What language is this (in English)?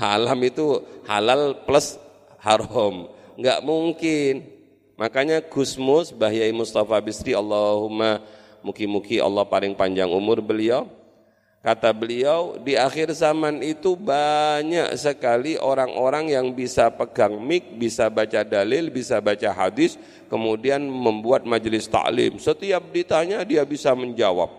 Indonesian